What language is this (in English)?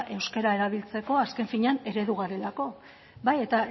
Basque